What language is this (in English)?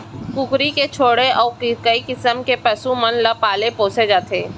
Chhattisgarhi